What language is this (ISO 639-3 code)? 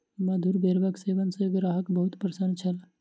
mai